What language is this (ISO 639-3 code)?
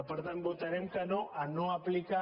cat